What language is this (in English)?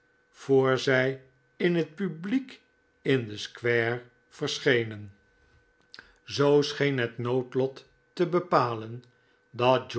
Dutch